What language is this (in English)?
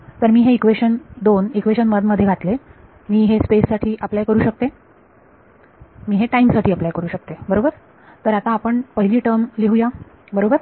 Marathi